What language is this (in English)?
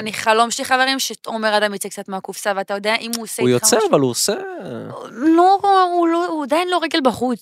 Hebrew